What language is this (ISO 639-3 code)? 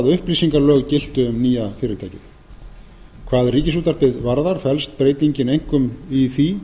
isl